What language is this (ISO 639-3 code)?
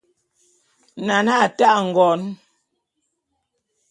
bum